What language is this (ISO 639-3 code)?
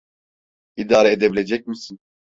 tur